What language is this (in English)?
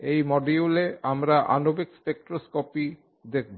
Bangla